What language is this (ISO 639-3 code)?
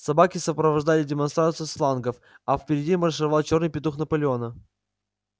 rus